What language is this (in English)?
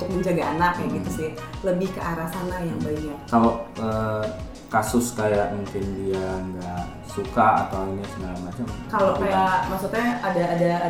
Indonesian